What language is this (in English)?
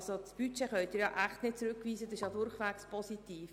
Swiss German